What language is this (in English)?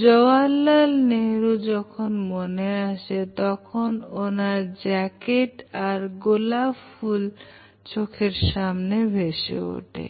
Bangla